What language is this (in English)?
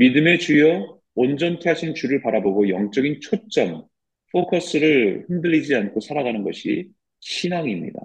Korean